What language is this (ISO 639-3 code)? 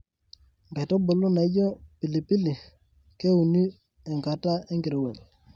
mas